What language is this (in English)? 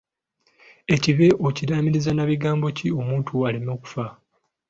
Ganda